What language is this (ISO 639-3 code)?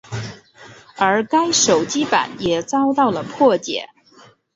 zho